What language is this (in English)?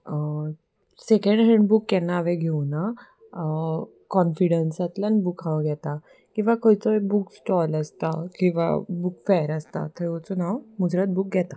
Konkani